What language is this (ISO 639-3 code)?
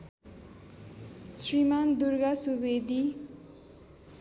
nep